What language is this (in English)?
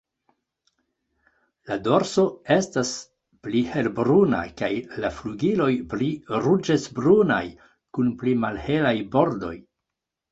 Esperanto